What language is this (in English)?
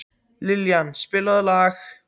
Icelandic